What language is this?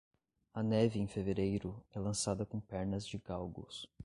Portuguese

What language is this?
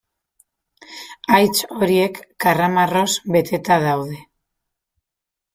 Basque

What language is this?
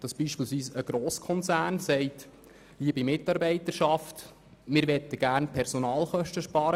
Swiss German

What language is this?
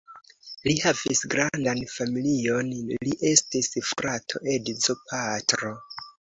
Esperanto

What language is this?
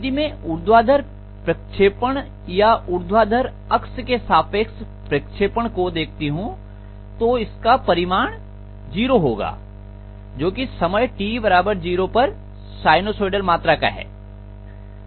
Hindi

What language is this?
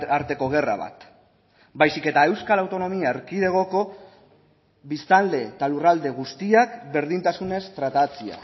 Basque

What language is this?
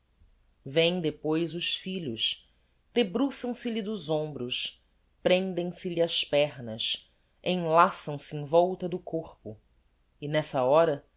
Portuguese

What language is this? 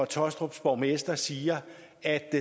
Danish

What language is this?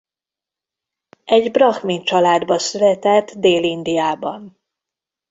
Hungarian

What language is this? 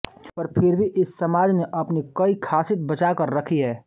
Hindi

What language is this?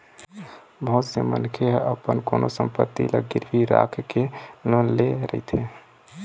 Chhattisgarhi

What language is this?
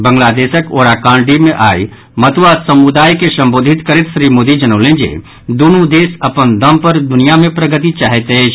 Maithili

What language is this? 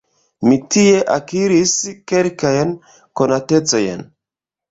Esperanto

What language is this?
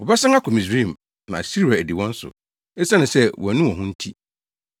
Akan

